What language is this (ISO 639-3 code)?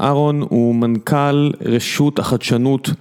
heb